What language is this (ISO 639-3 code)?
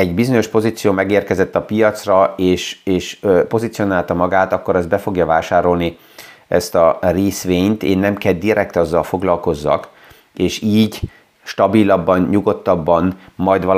hun